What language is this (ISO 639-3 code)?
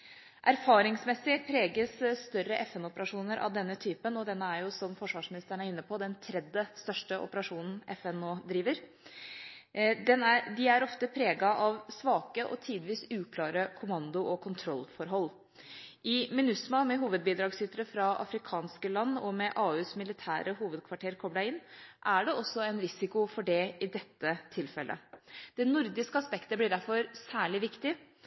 nob